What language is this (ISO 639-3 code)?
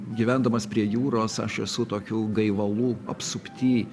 lit